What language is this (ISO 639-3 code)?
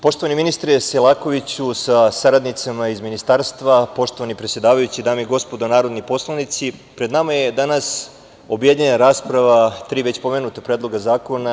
srp